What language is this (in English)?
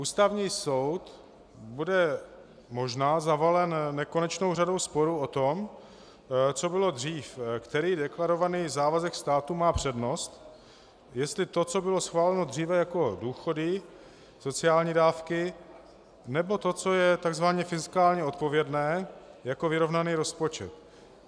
Czech